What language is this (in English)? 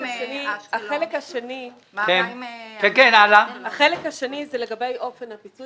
Hebrew